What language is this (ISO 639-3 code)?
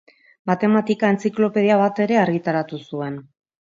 eus